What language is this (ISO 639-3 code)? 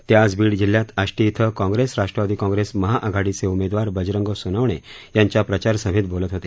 mar